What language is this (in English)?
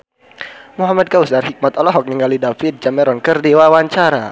Sundanese